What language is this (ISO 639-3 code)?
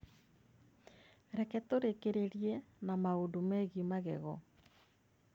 kik